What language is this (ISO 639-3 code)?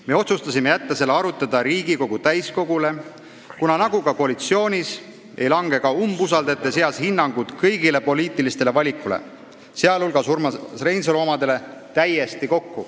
est